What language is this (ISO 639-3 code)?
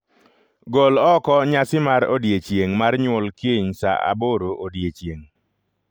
luo